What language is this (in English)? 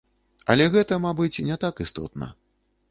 Belarusian